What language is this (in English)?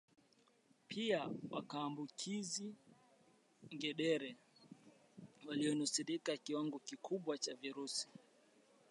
Swahili